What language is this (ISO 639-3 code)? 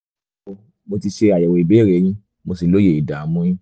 yor